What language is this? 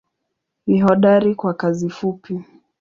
Swahili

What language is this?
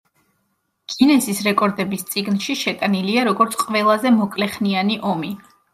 Georgian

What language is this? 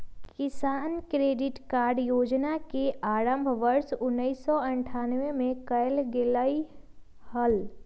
Magahi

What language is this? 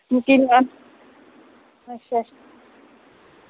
Dogri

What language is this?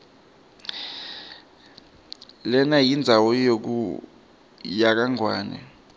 Swati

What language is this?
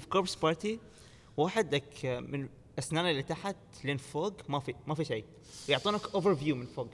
Arabic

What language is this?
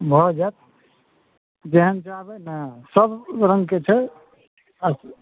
Maithili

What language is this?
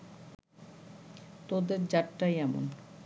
Bangla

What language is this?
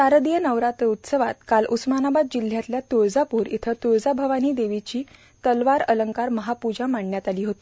Marathi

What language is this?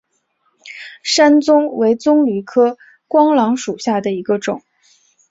Chinese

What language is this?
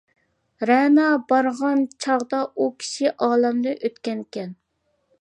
Uyghur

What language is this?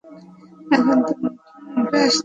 Bangla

